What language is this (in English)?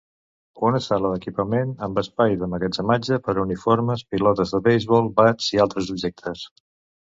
Catalan